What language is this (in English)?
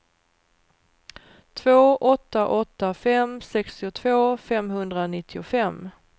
Swedish